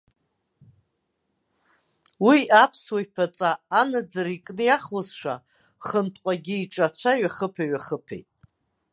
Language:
Abkhazian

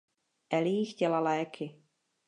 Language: Czech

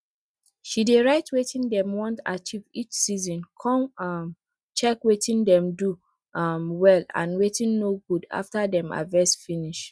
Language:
Nigerian Pidgin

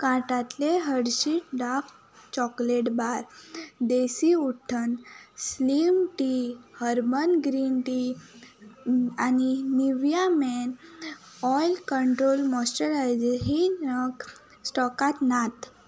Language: Konkani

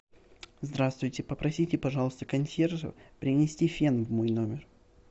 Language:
Russian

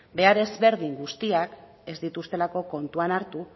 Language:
Basque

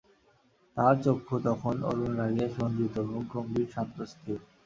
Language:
Bangla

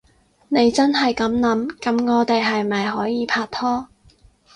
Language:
Cantonese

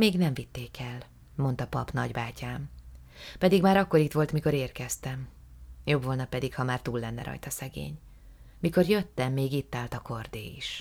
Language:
Hungarian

